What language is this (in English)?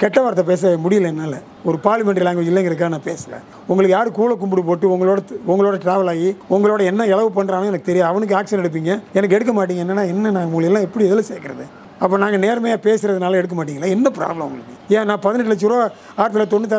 Korean